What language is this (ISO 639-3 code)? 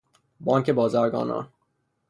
fas